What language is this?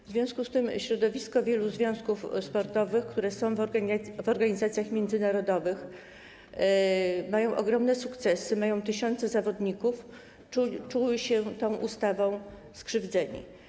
Polish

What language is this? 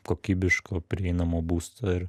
Lithuanian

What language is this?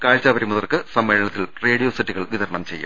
Malayalam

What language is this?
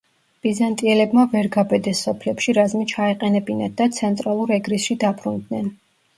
Georgian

